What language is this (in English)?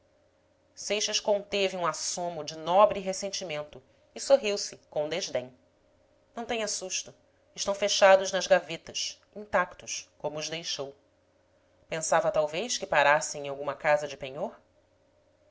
Portuguese